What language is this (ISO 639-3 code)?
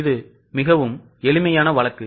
tam